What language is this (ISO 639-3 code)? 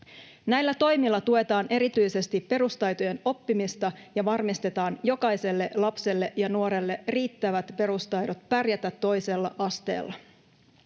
fin